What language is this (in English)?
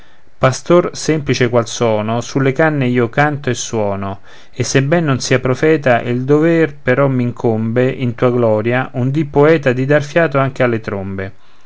Italian